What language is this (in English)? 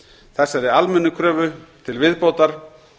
Icelandic